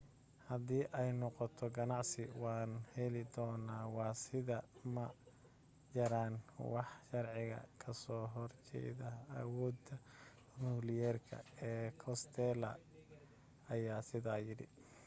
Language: Somali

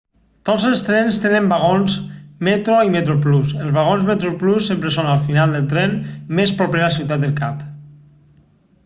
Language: Catalan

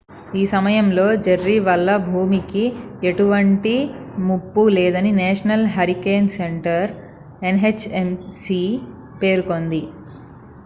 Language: Telugu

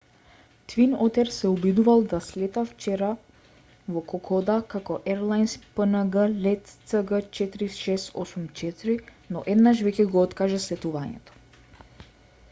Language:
Macedonian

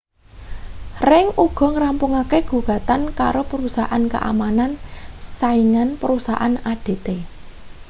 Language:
Javanese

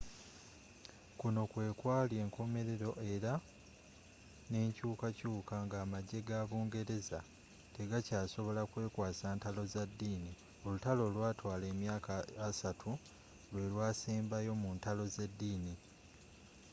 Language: Ganda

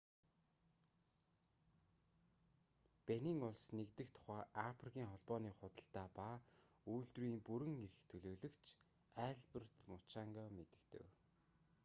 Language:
Mongolian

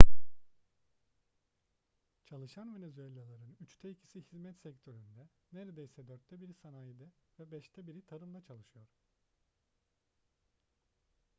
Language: Turkish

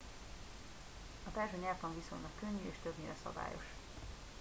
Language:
Hungarian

